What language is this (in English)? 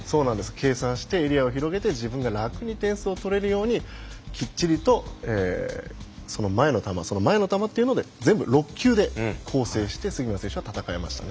Japanese